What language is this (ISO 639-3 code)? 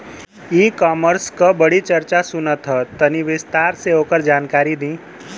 bho